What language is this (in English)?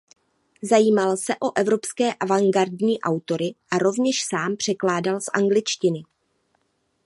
Czech